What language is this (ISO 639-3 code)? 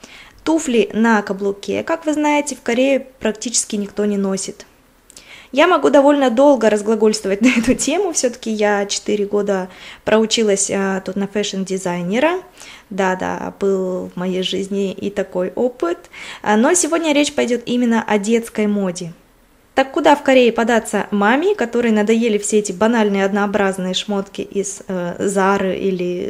rus